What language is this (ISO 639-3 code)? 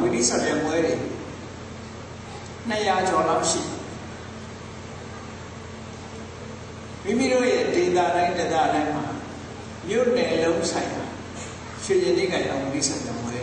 ara